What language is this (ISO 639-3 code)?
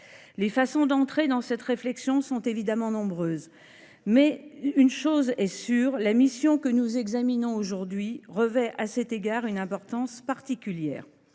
fra